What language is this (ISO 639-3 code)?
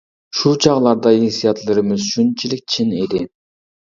uig